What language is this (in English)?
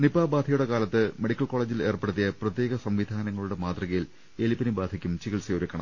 Malayalam